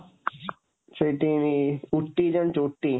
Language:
Odia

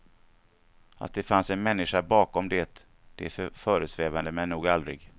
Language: Swedish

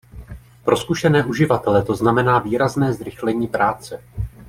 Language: Czech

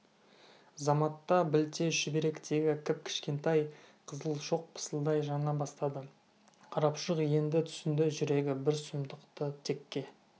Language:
Kazakh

